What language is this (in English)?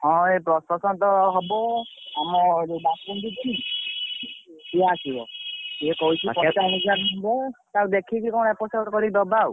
Odia